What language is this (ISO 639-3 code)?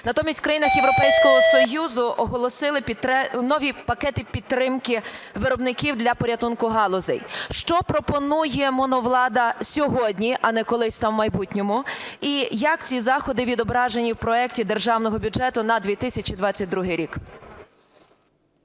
ukr